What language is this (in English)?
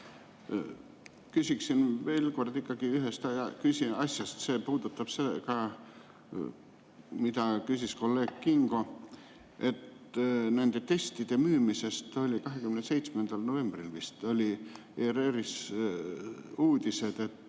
Estonian